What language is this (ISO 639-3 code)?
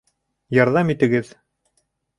bak